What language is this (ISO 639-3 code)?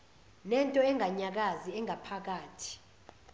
zul